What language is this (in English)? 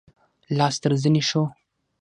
Pashto